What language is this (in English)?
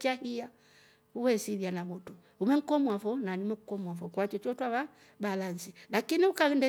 Rombo